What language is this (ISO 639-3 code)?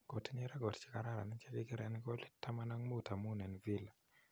kln